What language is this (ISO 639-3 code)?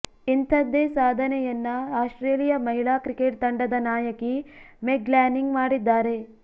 kan